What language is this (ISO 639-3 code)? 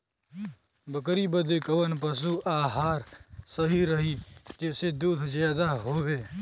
bho